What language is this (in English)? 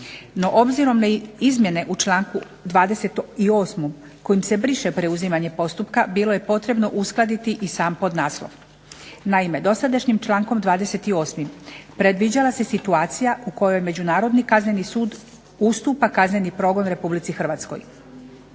Croatian